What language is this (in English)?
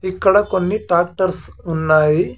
Telugu